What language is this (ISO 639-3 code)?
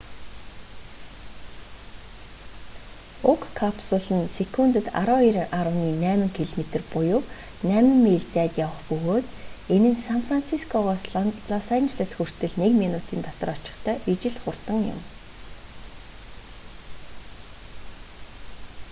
mon